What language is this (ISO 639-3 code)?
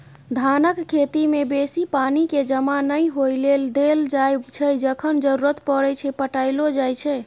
mai